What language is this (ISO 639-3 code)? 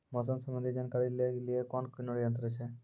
mai